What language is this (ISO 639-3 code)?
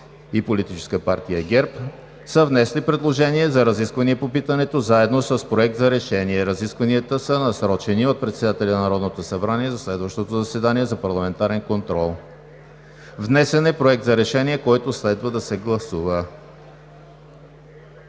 bul